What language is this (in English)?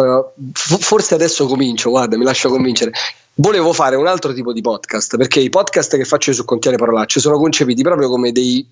Italian